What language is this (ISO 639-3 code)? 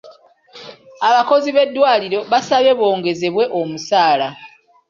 lug